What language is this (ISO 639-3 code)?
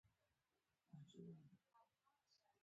pus